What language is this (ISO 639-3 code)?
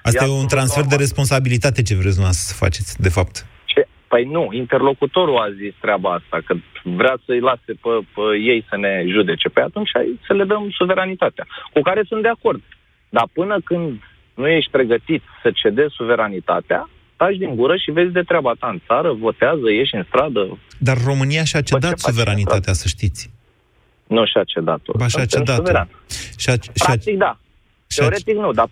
ron